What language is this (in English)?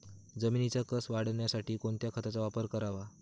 Marathi